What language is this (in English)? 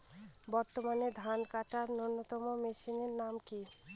Bangla